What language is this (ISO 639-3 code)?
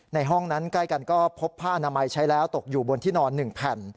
tha